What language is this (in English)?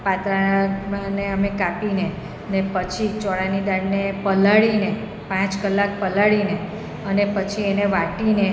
Gujarati